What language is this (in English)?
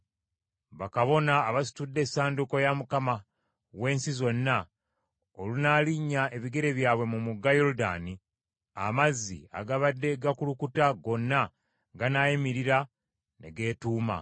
Ganda